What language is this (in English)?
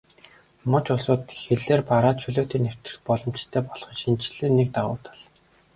Mongolian